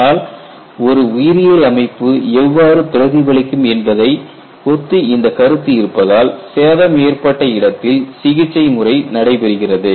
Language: Tamil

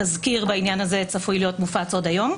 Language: Hebrew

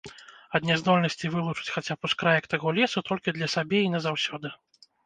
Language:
Belarusian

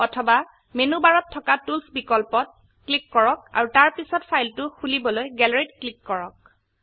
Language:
Assamese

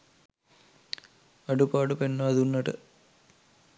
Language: Sinhala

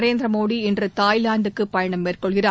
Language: Tamil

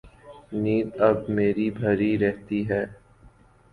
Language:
Urdu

